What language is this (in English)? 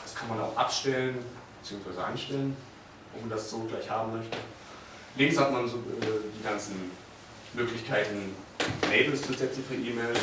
German